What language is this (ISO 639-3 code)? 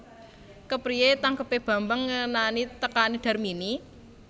jav